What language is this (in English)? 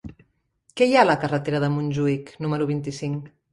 Catalan